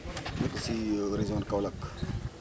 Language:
Wolof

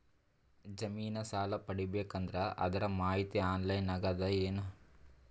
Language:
Kannada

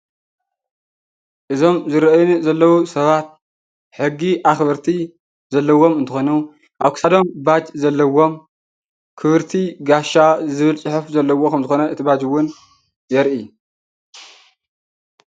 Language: Tigrinya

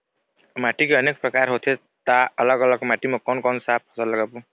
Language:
Chhattisgarhi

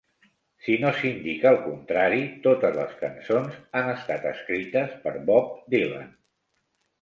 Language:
Catalan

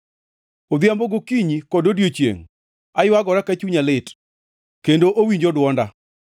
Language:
Luo (Kenya and Tanzania)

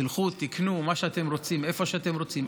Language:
Hebrew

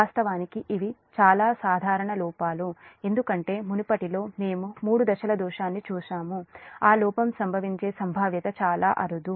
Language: Telugu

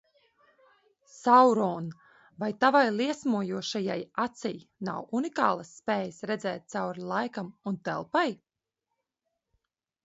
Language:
Latvian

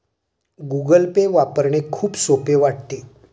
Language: Marathi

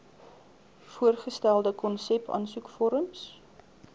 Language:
Afrikaans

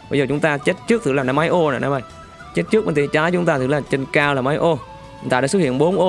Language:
Vietnamese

